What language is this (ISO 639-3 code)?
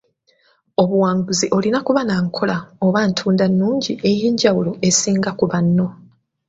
lug